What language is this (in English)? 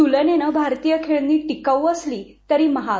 Marathi